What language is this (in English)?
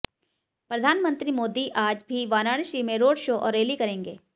Hindi